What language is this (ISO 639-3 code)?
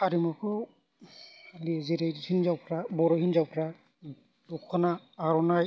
brx